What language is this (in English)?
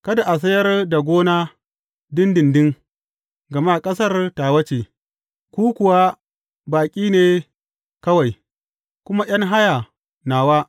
Hausa